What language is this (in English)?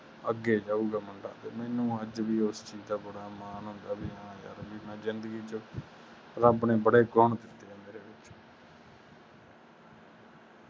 Punjabi